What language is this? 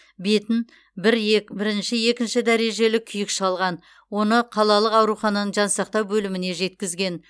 Kazakh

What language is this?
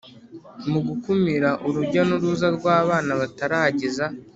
Kinyarwanda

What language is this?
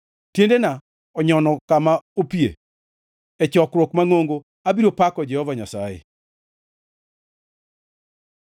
Luo (Kenya and Tanzania)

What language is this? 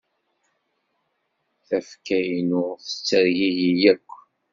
Kabyle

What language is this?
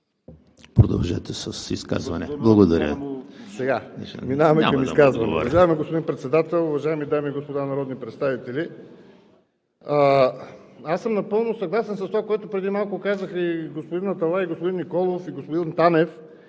Bulgarian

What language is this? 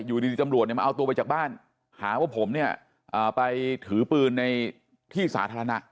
Thai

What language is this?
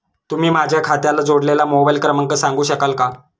Marathi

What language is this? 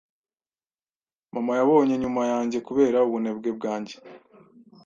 Kinyarwanda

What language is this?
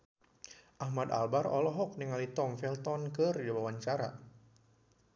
Sundanese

